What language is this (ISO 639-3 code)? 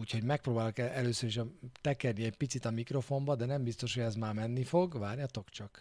hun